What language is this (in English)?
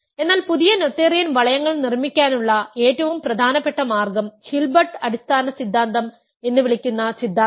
Malayalam